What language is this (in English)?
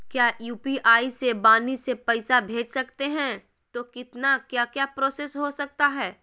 Magahi